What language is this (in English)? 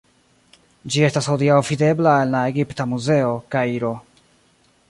Esperanto